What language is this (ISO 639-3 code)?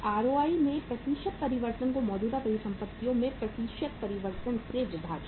hin